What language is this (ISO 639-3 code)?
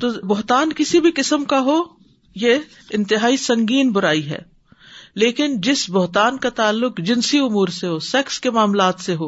urd